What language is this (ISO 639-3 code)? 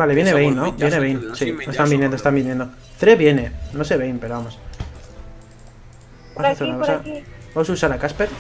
spa